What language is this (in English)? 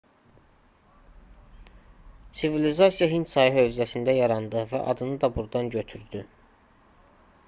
Azerbaijani